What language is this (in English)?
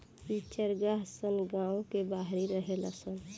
Bhojpuri